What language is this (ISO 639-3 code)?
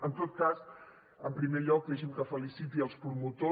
cat